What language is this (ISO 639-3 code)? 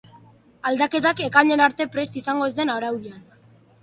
eus